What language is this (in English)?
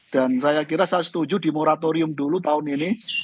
Indonesian